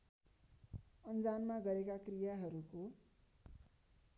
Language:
Nepali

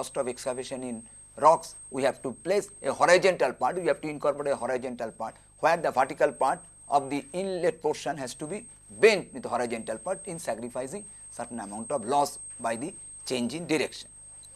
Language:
English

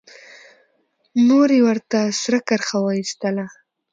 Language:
Pashto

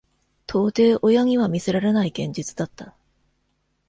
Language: Japanese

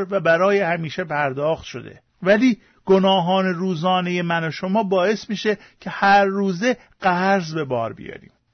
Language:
Persian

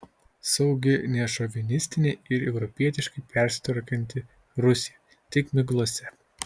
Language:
Lithuanian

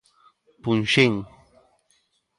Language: Galician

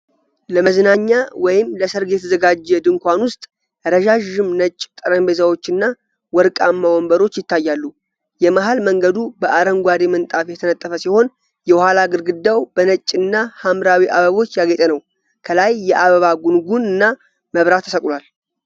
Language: Amharic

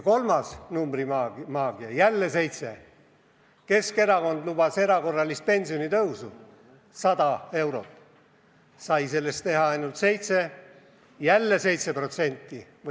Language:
Estonian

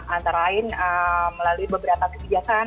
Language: Indonesian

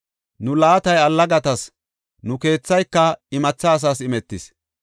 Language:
Gofa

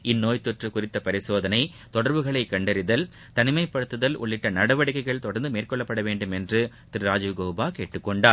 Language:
Tamil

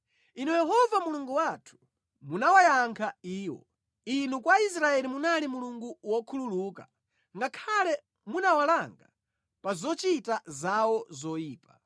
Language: Nyanja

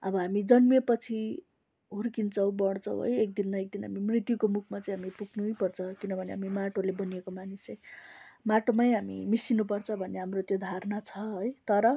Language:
Nepali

